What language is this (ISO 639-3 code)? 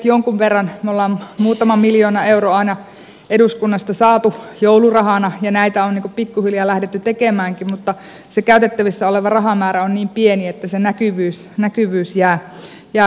fin